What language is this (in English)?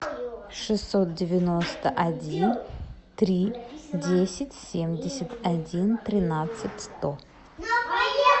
Russian